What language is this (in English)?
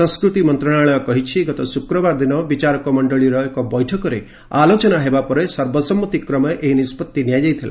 Odia